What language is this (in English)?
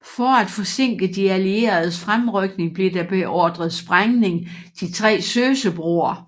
Danish